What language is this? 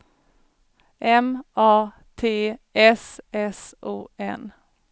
Swedish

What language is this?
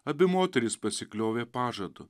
Lithuanian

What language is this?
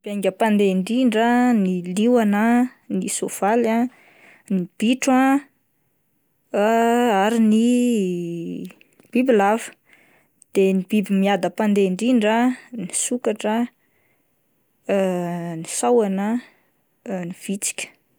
Malagasy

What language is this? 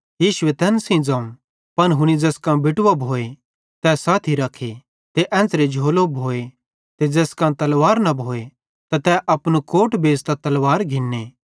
Bhadrawahi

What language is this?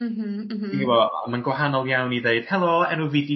Welsh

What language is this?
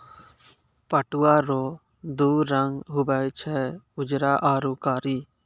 Maithili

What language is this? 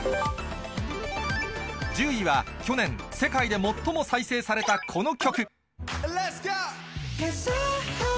Japanese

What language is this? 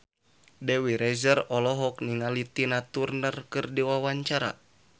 Sundanese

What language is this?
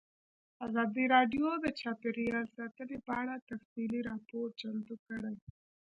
Pashto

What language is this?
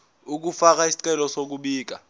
Zulu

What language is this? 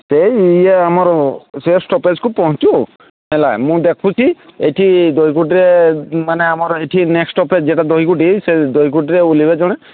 Odia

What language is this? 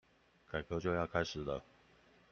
Chinese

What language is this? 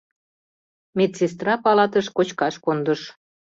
Mari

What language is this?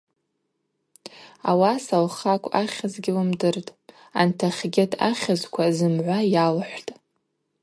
Abaza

